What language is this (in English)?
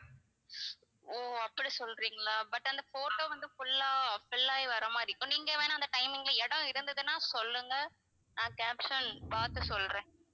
Tamil